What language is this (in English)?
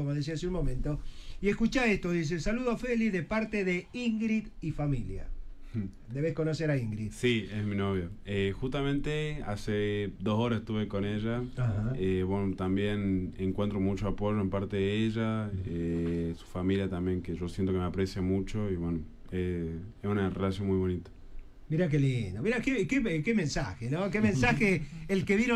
Spanish